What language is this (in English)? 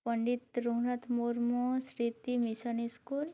Santali